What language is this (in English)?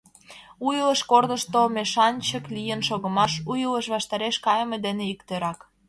Mari